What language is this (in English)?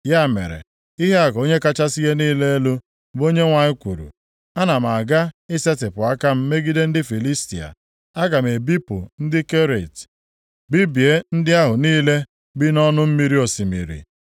Igbo